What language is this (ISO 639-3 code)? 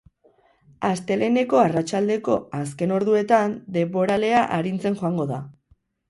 eus